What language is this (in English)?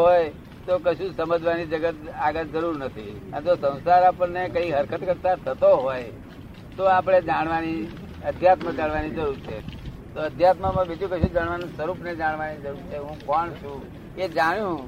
Gujarati